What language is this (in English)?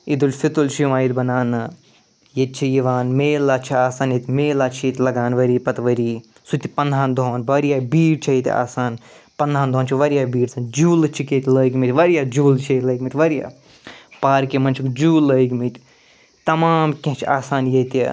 Kashmiri